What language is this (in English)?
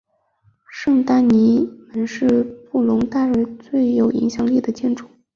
Chinese